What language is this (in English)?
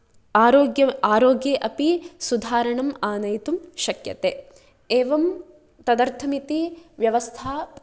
Sanskrit